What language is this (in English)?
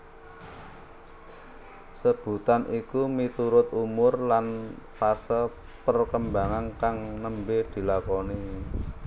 Javanese